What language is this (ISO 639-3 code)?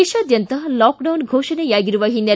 kan